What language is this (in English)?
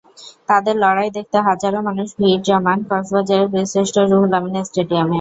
Bangla